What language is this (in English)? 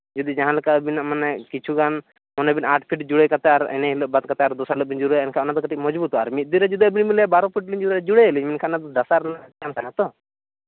Santali